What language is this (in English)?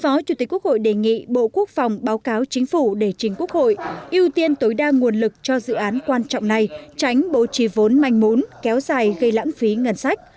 Vietnamese